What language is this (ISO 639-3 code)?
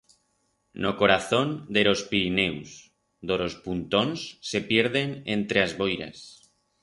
arg